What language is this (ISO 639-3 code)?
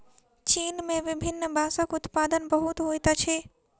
mai